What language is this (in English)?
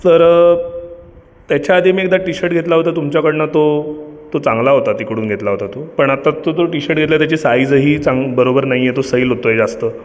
Marathi